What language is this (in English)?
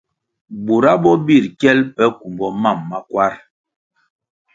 Kwasio